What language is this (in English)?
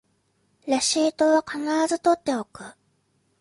Japanese